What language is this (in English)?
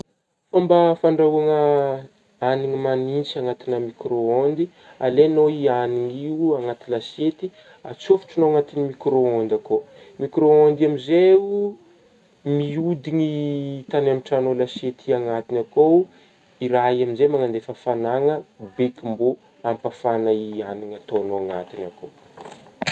Northern Betsimisaraka Malagasy